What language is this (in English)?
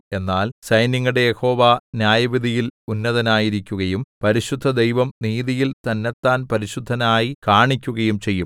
Malayalam